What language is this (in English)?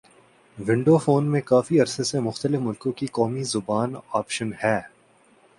Urdu